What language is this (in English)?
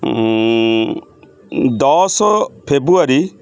Odia